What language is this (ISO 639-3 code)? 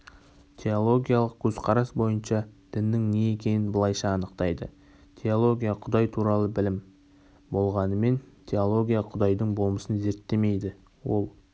kaz